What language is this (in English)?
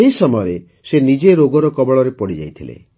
Odia